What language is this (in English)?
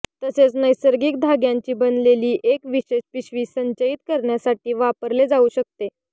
Marathi